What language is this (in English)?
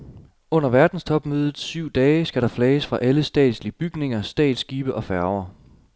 Danish